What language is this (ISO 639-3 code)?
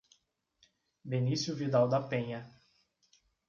por